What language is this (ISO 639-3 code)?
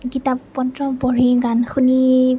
asm